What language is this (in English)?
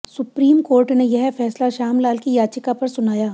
Hindi